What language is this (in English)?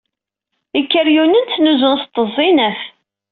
Kabyle